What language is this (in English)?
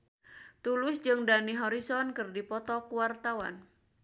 Sundanese